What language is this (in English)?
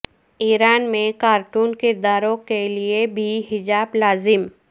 Urdu